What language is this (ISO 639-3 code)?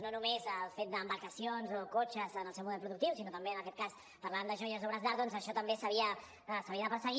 cat